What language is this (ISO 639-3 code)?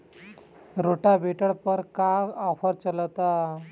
bho